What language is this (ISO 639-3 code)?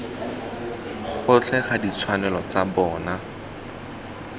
tsn